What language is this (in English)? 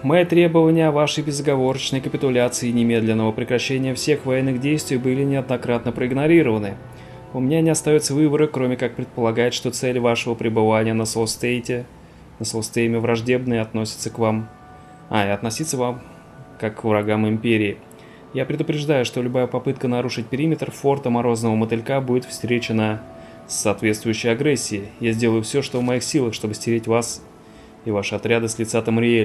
Russian